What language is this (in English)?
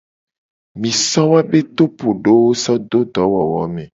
Gen